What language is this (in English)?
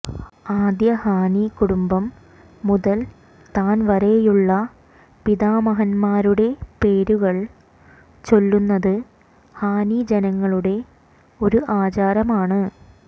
Malayalam